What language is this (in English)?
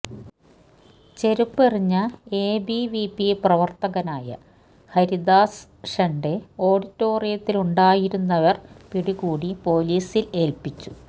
Malayalam